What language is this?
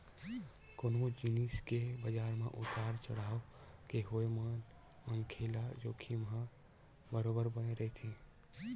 Chhattisgarhi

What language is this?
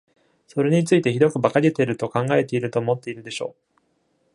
Japanese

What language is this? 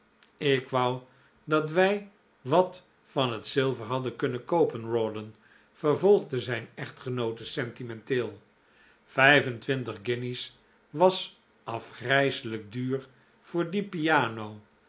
Dutch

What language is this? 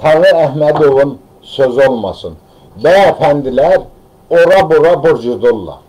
Turkish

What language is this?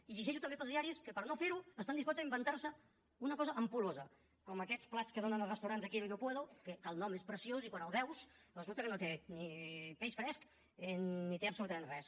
Catalan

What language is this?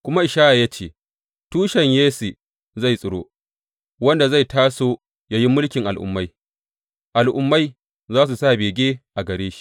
Hausa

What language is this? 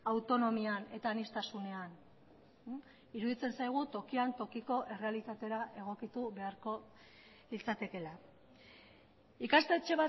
Basque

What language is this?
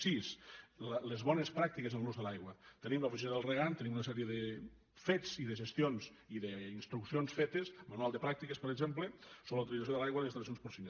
Catalan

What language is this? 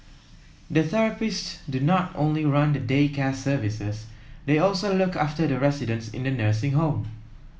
English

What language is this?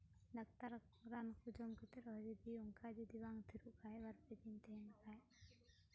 Santali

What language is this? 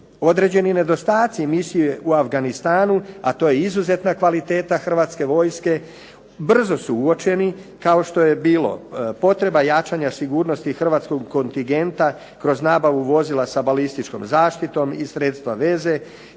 Croatian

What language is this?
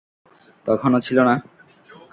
Bangla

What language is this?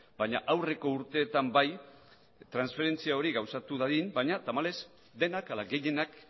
Basque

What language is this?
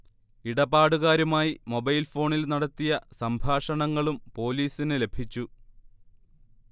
Malayalam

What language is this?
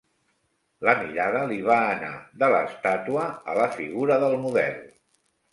Catalan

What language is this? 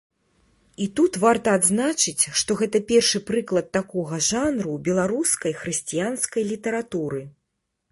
Belarusian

